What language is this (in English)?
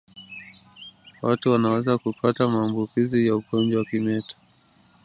Swahili